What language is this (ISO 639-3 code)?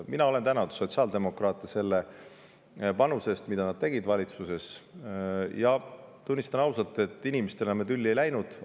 est